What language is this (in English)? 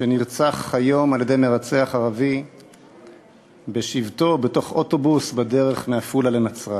Hebrew